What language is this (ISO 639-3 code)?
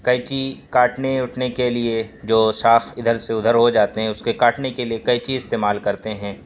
urd